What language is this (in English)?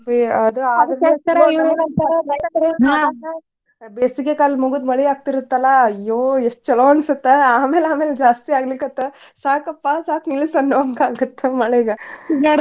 Kannada